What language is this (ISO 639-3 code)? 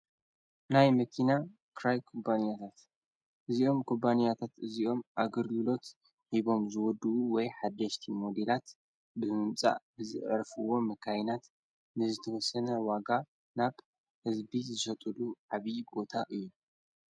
tir